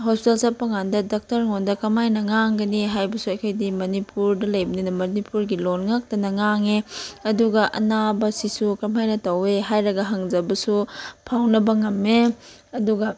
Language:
Manipuri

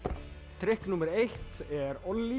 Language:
Icelandic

